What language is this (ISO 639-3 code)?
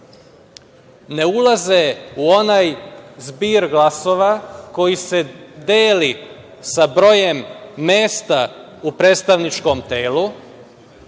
srp